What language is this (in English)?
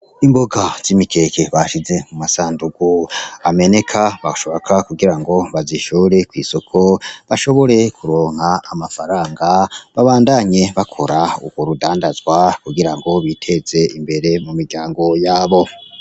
Rundi